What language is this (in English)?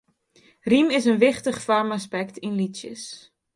Western Frisian